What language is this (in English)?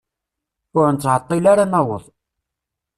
Kabyle